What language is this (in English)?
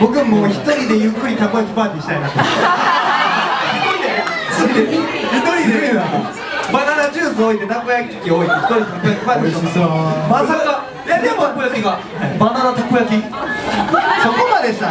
Japanese